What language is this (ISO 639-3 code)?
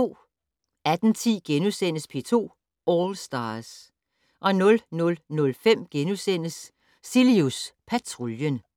dan